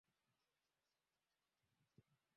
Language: Swahili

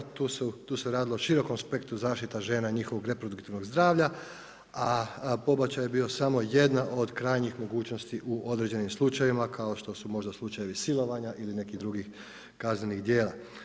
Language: Croatian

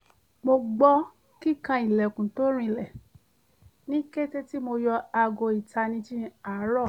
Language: Yoruba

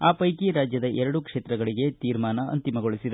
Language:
Kannada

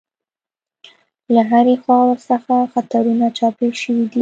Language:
Pashto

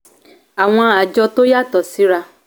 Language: Yoruba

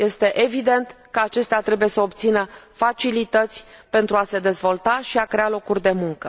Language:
Romanian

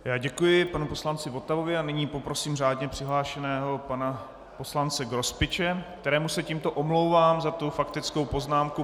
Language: Czech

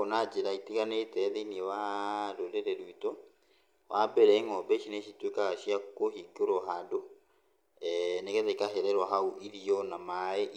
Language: Kikuyu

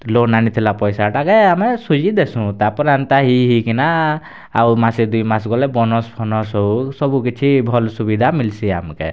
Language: Odia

